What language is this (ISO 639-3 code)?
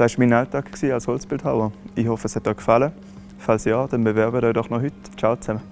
deu